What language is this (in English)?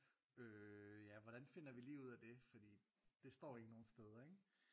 Danish